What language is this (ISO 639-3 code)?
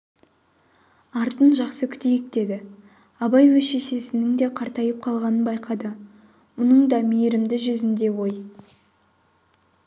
kaz